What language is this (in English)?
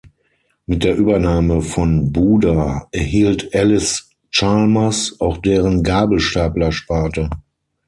German